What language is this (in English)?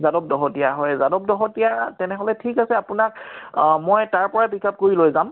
Assamese